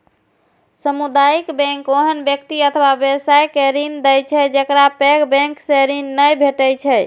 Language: Maithili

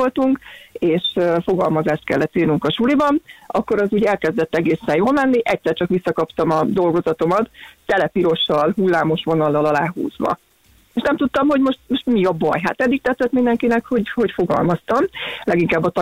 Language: Hungarian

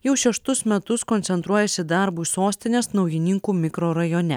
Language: Lithuanian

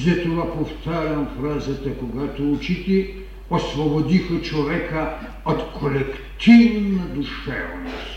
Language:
Bulgarian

